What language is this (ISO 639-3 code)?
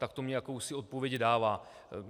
ces